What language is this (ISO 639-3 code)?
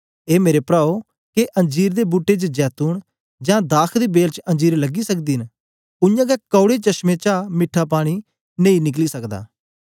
doi